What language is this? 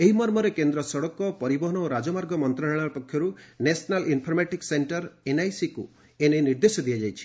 Odia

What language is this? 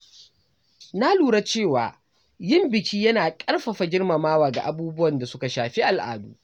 Hausa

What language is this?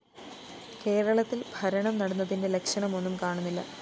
Malayalam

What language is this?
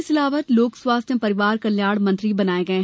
Hindi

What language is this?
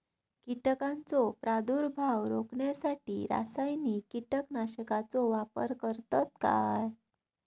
Marathi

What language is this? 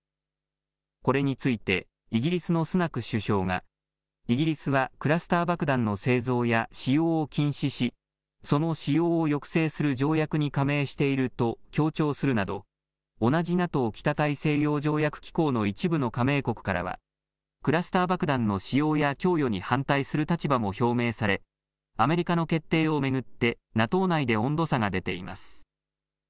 Japanese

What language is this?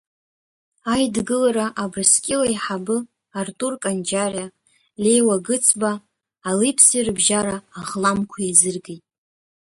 Abkhazian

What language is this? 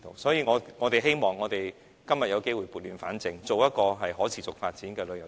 Cantonese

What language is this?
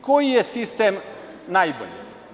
Serbian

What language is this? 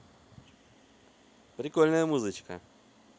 Russian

